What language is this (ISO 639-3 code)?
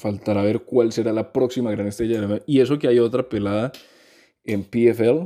spa